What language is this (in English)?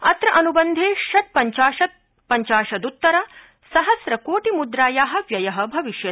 Sanskrit